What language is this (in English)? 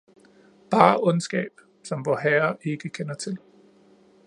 Danish